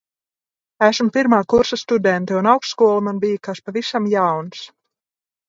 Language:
Latvian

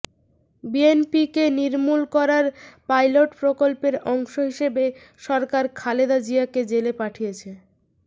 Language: Bangla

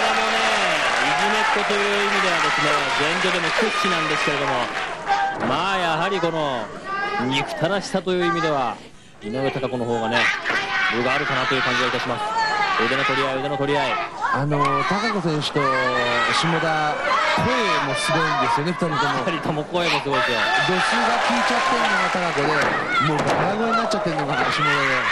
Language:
Japanese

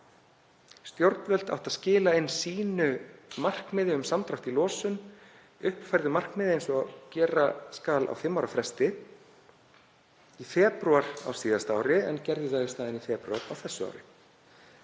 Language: Icelandic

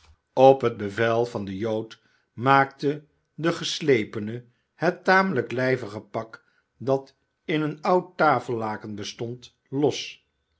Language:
Dutch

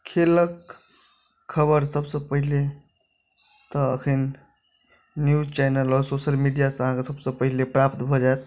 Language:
Maithili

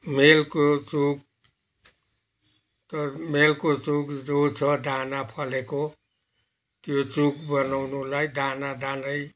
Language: Nepali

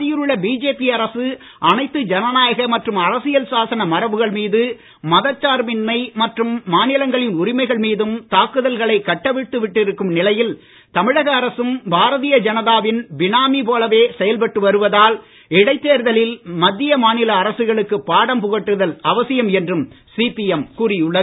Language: Tamil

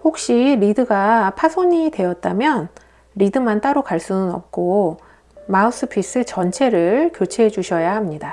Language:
Korean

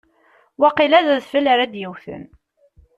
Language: Kabyle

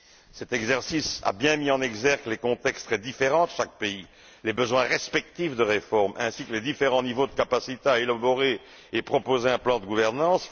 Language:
French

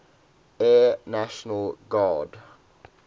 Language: English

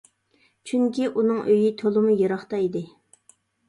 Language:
Uyghur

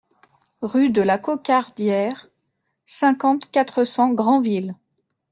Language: French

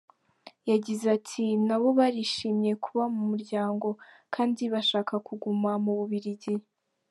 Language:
Kinyarwanda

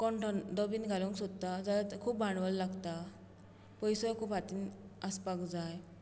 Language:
Konkani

